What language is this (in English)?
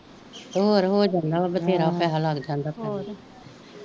Punjabi